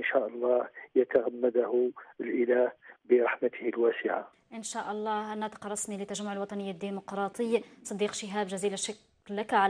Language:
Arabic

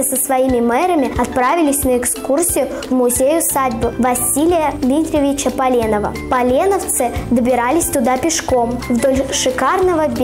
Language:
Russian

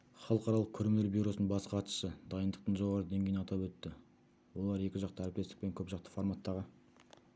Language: Kazakh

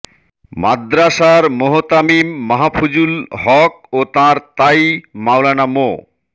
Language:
Bangla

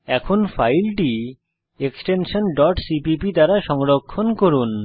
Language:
Bangla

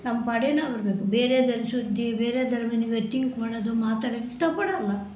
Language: Kannada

